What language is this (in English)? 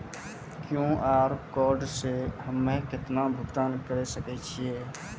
Maithili